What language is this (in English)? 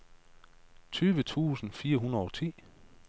Danish